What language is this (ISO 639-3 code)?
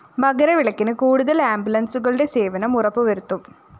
mal